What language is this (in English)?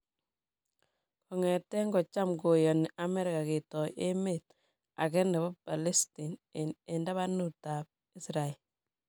Kalenjin